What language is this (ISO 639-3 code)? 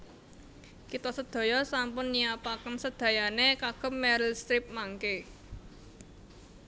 jav